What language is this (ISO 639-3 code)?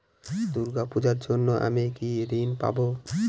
ben